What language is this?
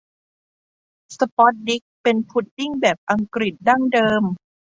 Thai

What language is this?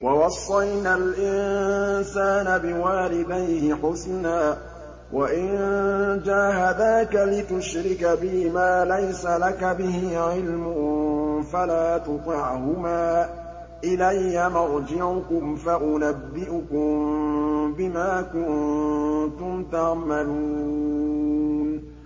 Arabic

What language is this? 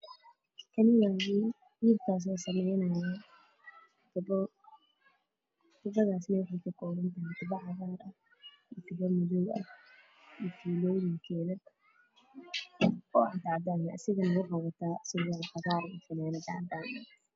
Somali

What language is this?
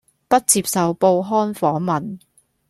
Cantonese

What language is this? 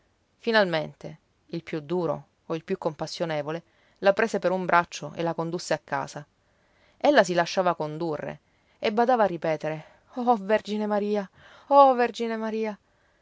Italian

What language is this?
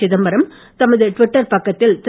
Tamil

